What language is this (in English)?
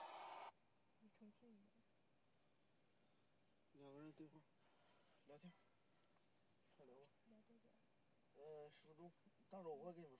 Chinese